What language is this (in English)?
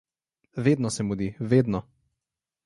Slovenian